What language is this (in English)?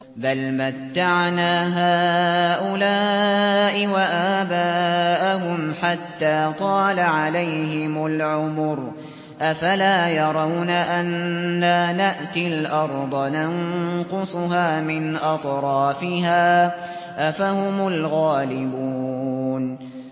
Arabic